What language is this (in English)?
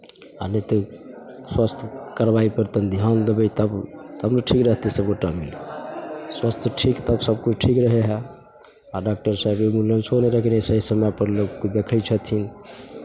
Maithili